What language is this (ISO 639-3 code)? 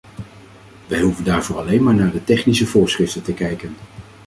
nld